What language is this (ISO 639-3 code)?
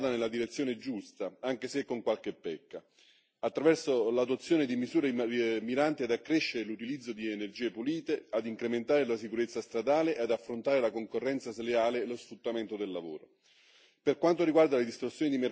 ita